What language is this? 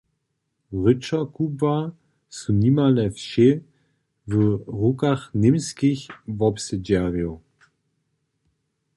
Upper Sorbian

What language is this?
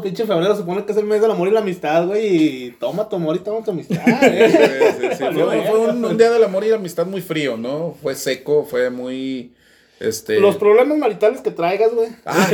Spanish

